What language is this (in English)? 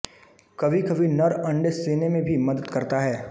Hindi